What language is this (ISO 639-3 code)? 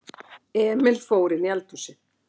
isl